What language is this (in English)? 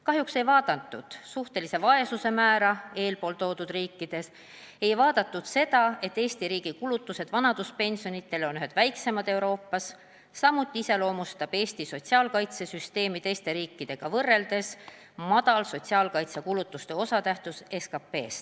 Estonian